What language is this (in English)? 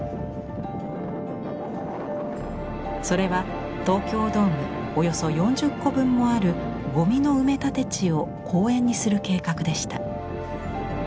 Japanese